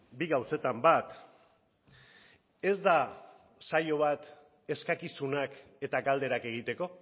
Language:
Basque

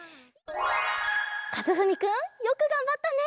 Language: Japanese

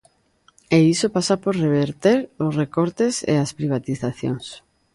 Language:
Galician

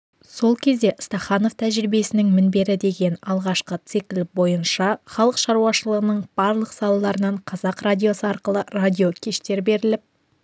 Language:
Kazakh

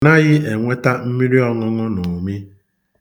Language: Igbo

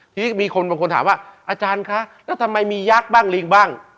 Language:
Thai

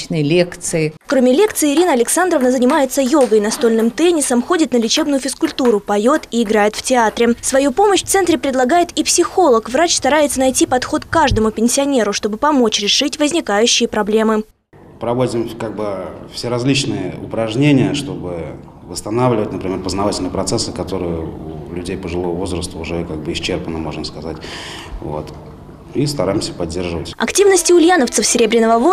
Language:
Russian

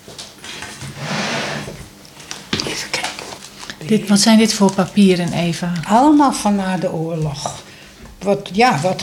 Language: Dutch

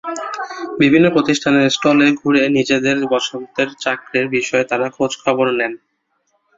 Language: Bangla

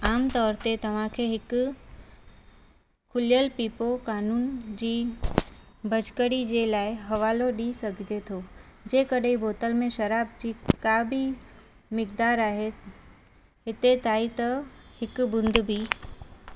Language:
Sindhi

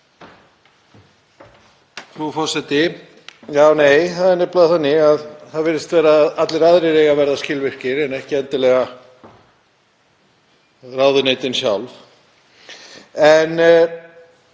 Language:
Icelandic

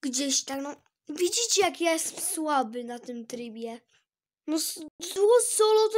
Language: Polish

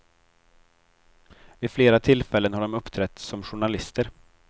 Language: Swedish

